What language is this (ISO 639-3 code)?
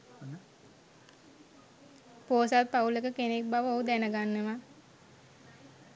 sin